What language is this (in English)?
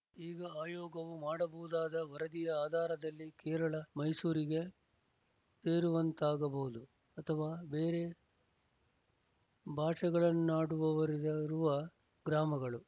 Kannada